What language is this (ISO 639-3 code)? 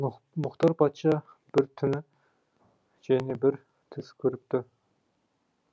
kaz